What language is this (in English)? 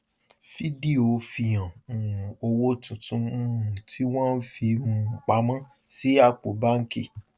Yoruba